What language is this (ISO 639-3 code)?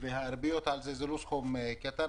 heb